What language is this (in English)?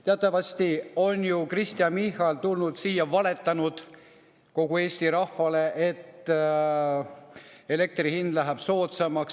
Estonian